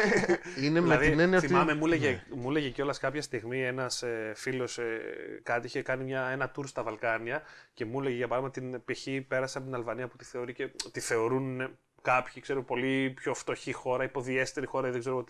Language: Greek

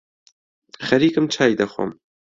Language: Central Kurdish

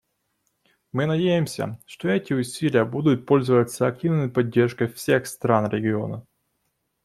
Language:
Russian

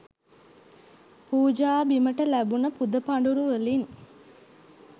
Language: Sinhala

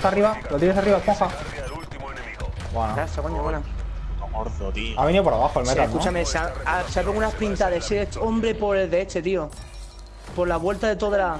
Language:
Spanish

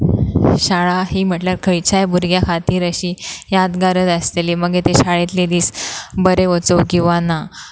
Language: Konkani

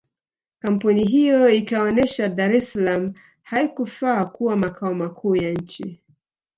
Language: Swahili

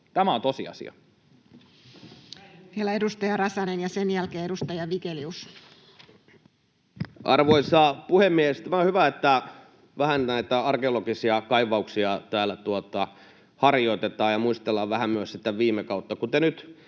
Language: Finnish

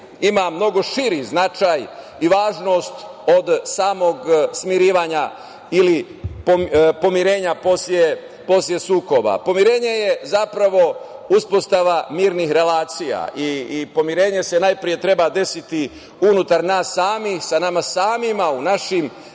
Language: Serbian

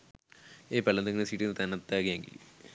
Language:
Sinhala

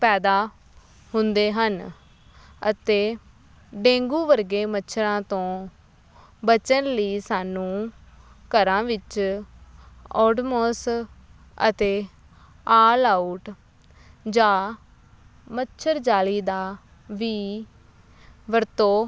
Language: Punjabi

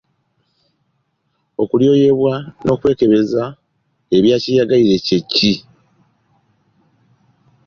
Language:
Ganda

